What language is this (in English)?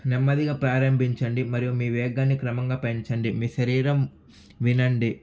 Telugu